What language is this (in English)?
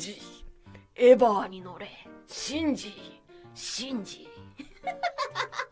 Japanese